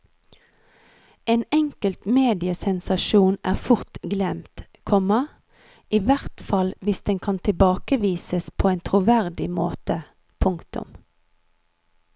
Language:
Norwegian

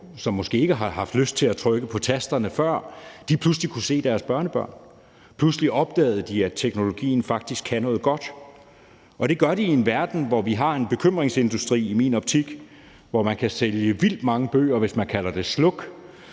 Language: Danish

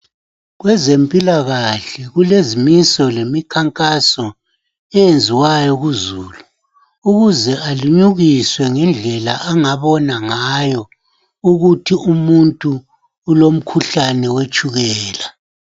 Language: North Ndebele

